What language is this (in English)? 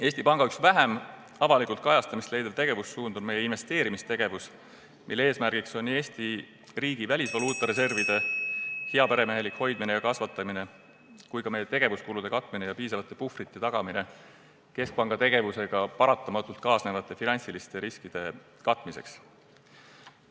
Estonian